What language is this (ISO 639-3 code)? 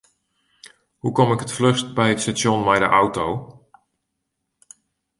fry